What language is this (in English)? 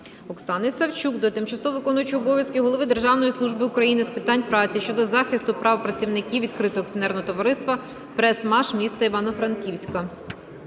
Ukrainian